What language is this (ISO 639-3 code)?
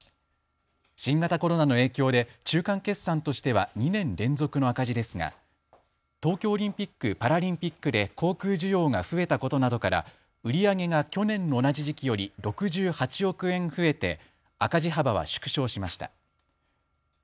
jpn